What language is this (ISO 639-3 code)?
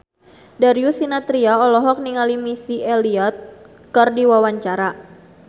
sun